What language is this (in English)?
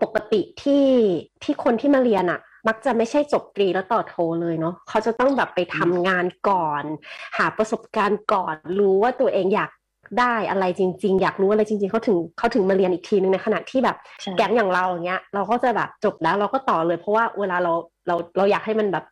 Thai